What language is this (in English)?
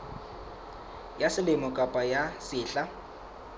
Southern Sotho